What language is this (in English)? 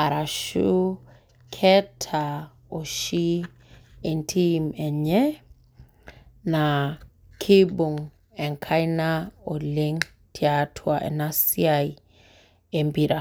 Masai